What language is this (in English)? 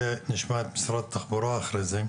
Hebrew